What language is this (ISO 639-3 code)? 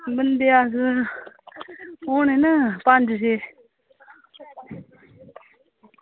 doi